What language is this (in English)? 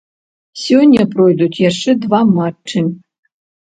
Belarusian